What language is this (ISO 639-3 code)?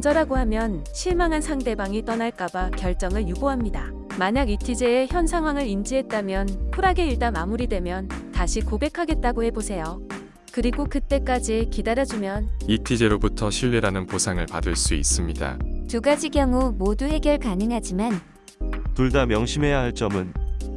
kor